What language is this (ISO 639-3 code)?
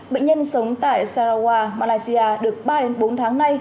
vie